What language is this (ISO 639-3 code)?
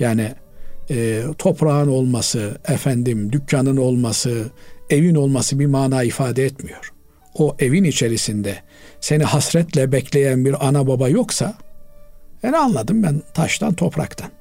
tur